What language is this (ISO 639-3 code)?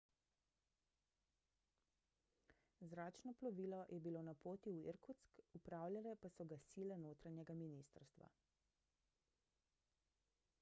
slv